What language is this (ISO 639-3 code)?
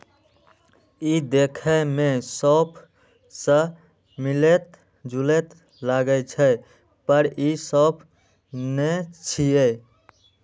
mai